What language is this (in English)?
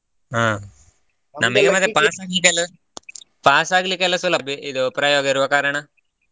Kannada